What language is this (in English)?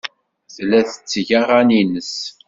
Kabyle